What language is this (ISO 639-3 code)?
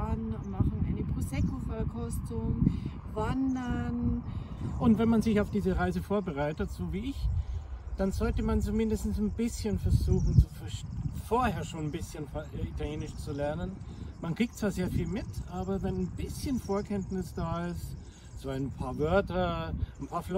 deu